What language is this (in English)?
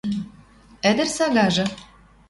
Western Mari